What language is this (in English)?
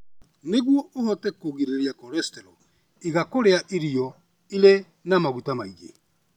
Kikuyu